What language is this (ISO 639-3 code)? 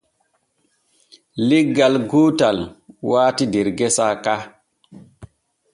fue